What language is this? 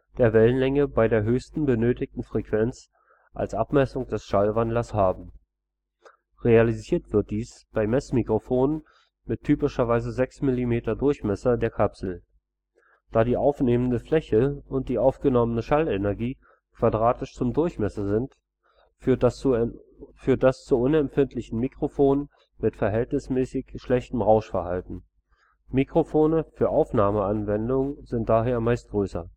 German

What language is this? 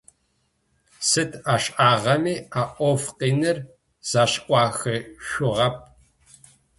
Adyghe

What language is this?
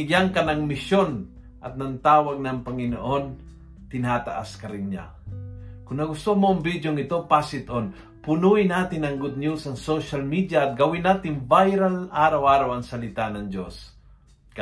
Filipino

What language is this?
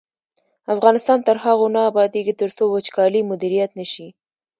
Pashto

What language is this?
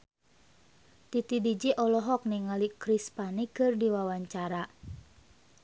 Sundanese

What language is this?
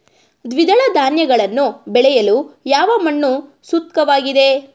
Kannada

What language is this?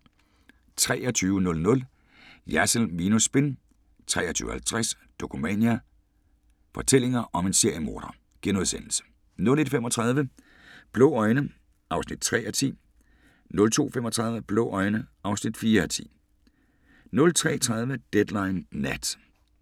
Danish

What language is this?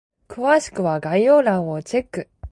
Japanese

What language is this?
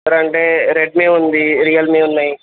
Telugu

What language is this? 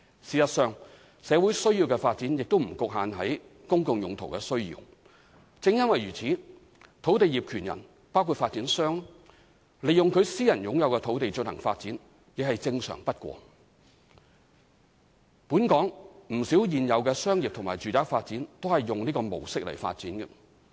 Cantonese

